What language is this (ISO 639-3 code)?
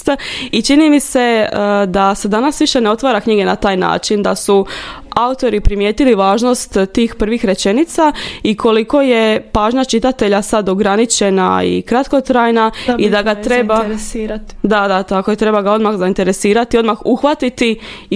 hrv